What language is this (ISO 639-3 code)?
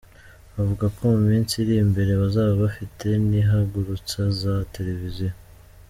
kin